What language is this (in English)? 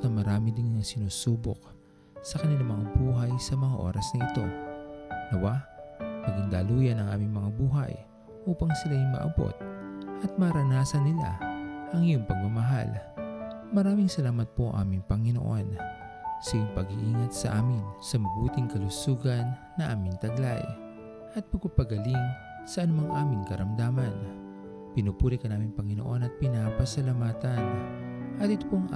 Filipino